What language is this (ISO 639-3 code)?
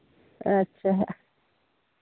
sat